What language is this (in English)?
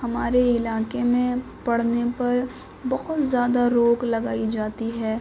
Urdu